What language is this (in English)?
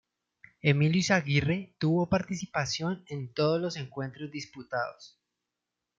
Spanish